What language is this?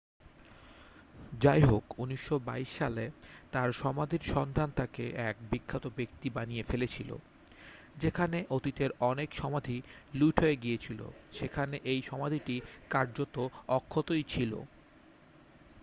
Bangla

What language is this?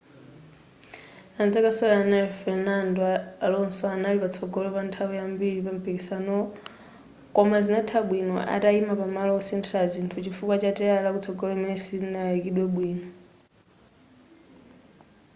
Nyanja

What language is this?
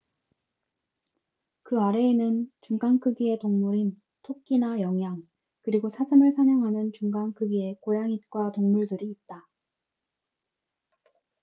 Korean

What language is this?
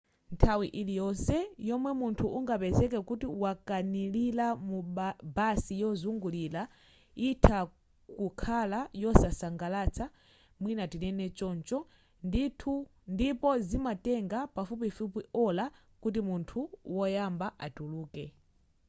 Nyanja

